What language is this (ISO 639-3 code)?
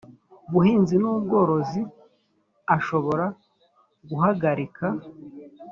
kin